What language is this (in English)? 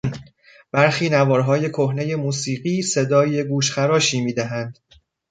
Persian